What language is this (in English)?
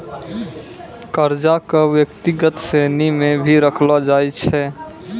Maithili